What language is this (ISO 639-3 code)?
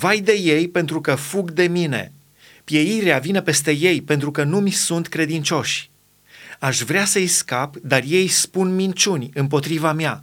ron